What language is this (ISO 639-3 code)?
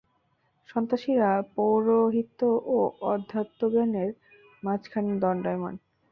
ben